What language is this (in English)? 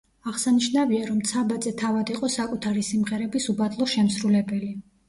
Georgian